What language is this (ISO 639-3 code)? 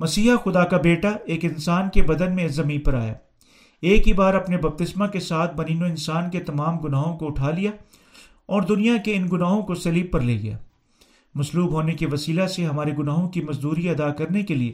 urd